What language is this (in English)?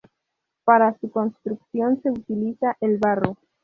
Spanish